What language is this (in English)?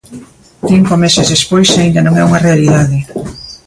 Galician